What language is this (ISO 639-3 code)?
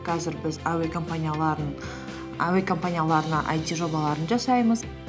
kaz